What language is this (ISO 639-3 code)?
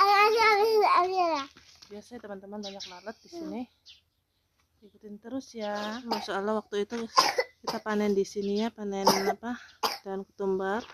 ind